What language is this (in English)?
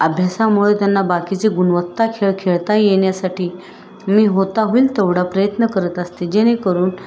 Marathi